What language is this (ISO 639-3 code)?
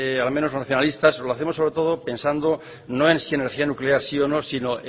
spa